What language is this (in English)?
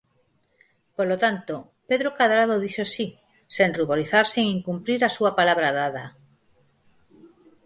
Galician